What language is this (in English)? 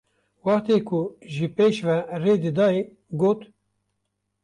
Kurdish